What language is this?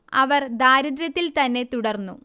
Malayalam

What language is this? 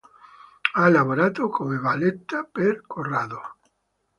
Italian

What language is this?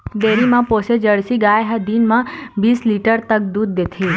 Chhattisgarhi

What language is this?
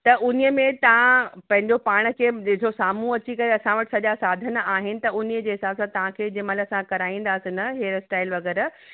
Sindhi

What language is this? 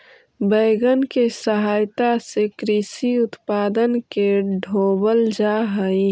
Magahi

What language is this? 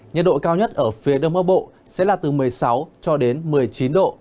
Vietnamese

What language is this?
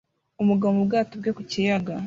Kinyarwanda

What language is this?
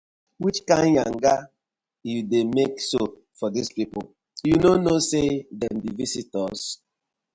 Nigerian Pidgin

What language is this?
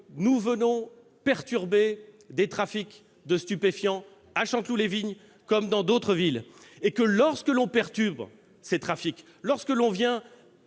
French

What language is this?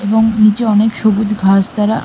Bangla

